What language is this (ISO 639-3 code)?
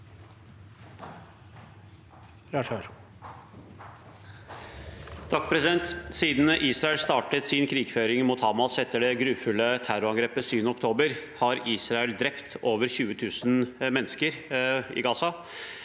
nor